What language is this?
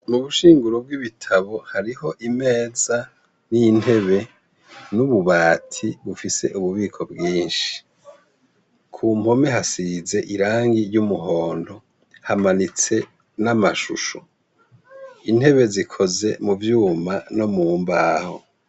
Rundi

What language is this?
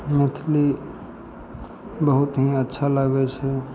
Maithili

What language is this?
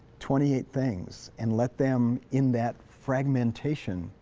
English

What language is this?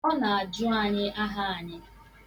Igbo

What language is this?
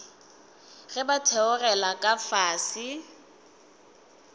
Northern Sotho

